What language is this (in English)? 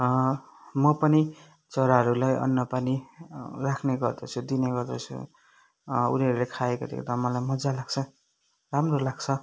Nepali